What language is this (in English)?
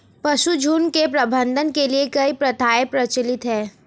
Hindi